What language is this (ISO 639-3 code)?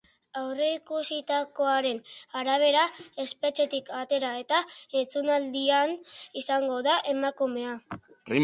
eus